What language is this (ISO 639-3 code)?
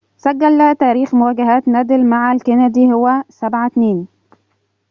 ara